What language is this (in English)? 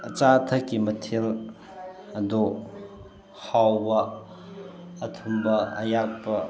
Manipuri